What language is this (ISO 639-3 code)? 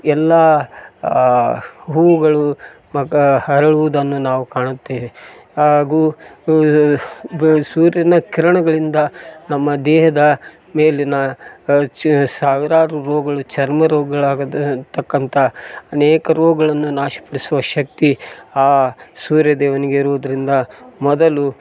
kan